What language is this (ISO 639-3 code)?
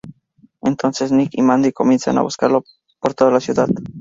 spa